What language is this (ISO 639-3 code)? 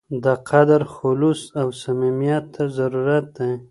pus